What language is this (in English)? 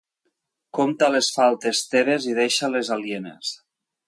Catalan